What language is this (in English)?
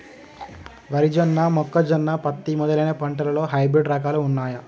Telugu